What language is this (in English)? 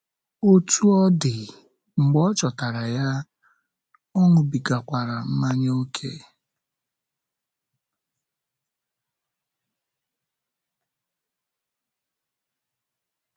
Igbo